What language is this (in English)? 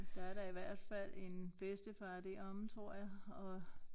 Danish